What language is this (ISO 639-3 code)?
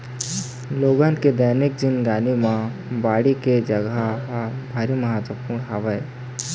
hne